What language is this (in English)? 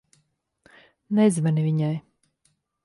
Latvian